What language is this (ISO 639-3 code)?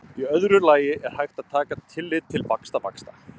isl